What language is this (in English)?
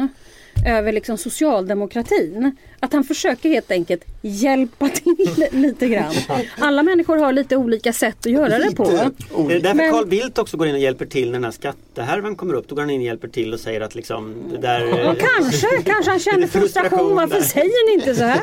Swedish